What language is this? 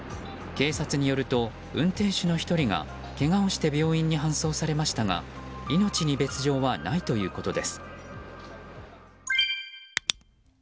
Japanese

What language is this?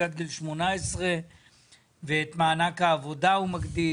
Hebrew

